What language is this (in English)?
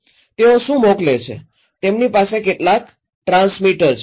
Gujarati